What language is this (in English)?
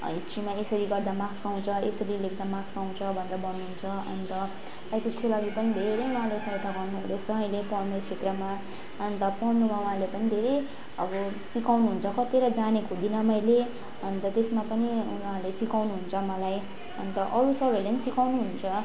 Nepali